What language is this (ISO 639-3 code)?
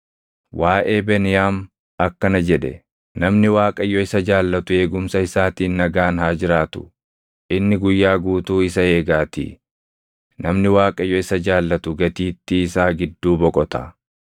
orm